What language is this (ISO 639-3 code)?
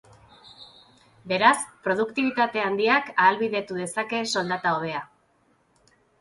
eus